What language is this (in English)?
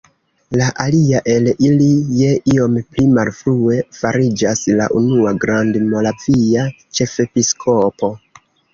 Esperanto